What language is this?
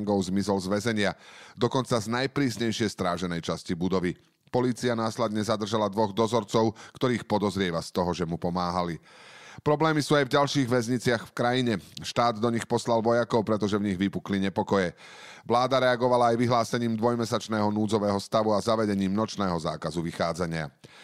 Slovak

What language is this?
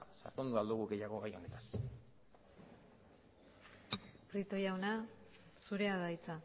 Basque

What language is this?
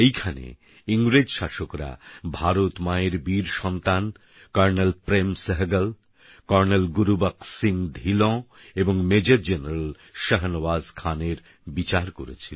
Bangla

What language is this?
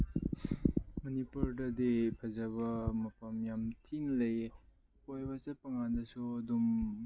Manipuri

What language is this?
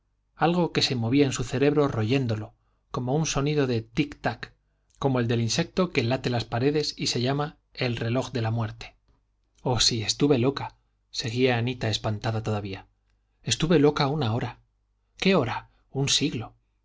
Spanish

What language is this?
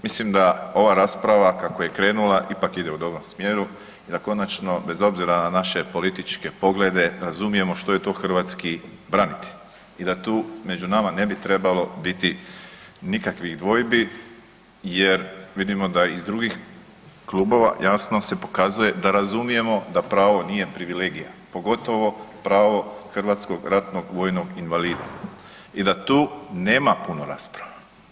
Croatian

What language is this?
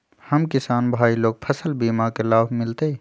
Magahi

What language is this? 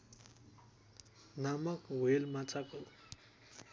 Nepali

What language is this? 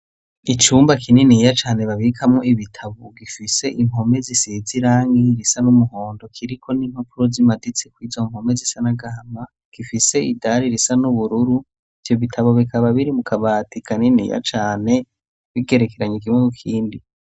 Rundi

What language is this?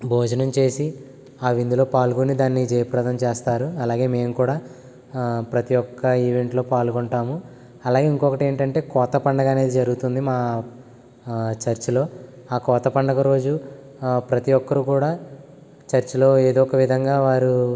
Telugu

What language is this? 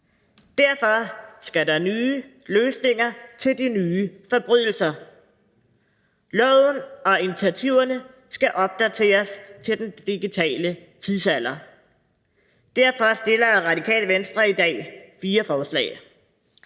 Danish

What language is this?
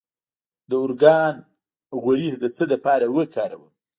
Pashto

